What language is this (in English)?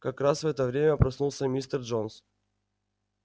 Russian